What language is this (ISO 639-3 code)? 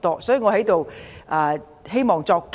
yue